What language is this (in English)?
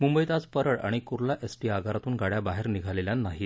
Marathi